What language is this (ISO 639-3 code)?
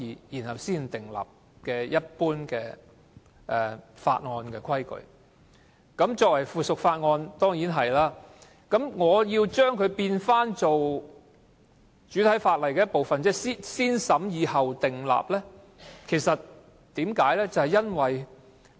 yue